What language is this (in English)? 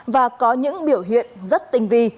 Vietnamese